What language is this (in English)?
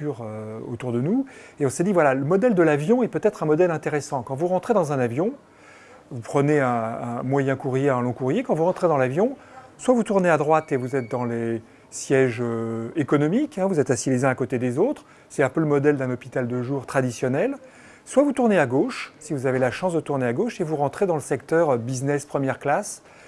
French